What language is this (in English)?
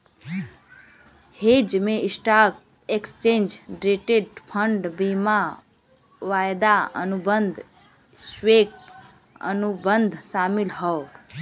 Bhojpuri